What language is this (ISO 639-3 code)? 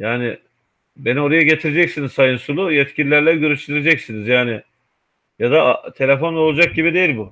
tur